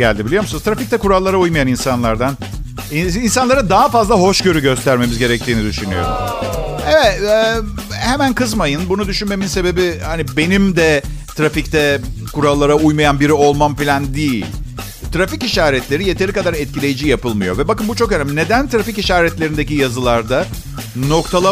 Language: Turkish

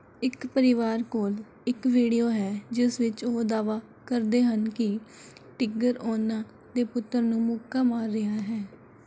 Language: Punjabi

